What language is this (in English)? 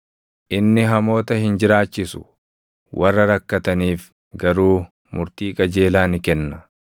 Oromo